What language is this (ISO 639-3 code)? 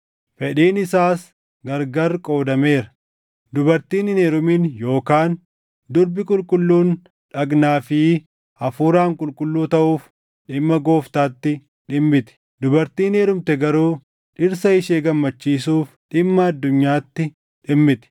orm